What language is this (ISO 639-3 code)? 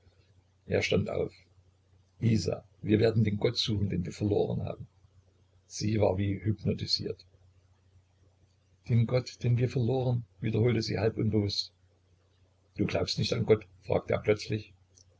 deu